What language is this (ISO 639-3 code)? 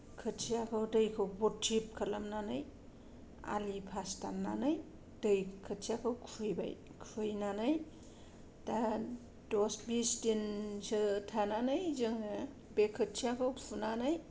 brx